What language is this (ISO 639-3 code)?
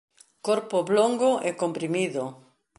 glg